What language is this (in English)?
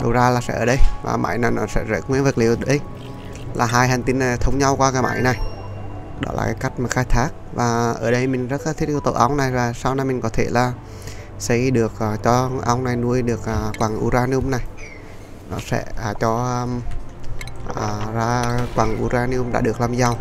Vietnamese